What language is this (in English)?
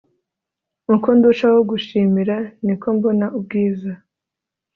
Kinyarwanda